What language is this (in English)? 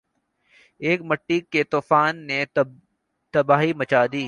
Urdu